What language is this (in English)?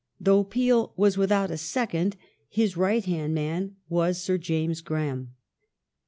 English